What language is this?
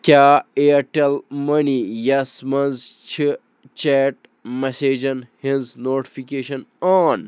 Kashmiri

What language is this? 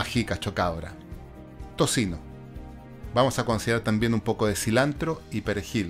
Spanish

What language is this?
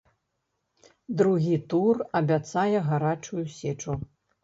Belarusian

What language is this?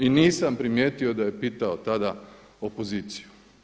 Croatian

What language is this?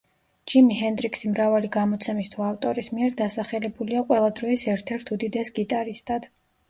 Georgian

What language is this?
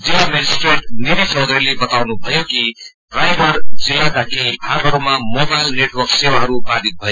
Nepali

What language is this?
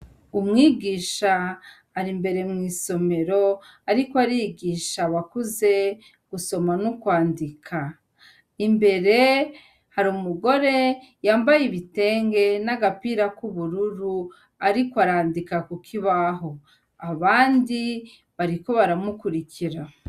Rundi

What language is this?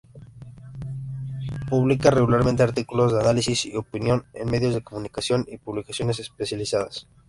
Spanish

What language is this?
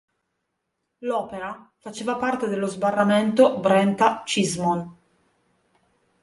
Italian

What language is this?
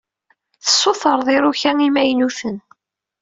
Kabyle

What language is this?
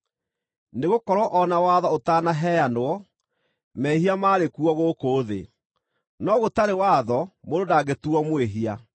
Kikuyu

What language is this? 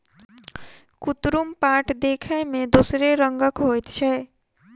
Maithili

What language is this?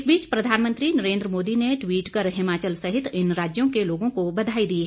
Hindi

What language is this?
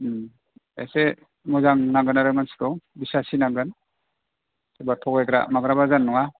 Bodo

